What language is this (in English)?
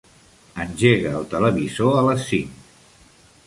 Catalan